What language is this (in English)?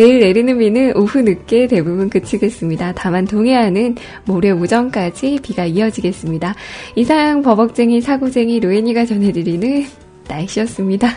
Korean